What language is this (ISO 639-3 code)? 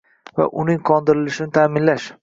uzb